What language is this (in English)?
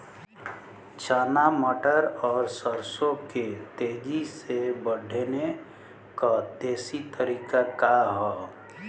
Bhojpuri